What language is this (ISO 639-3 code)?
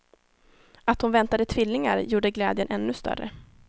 swe